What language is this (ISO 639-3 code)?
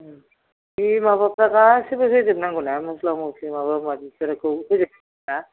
brx